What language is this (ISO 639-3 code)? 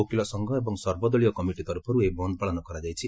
ori